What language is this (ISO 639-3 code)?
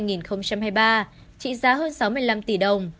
vie